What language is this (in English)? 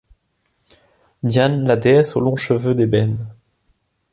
French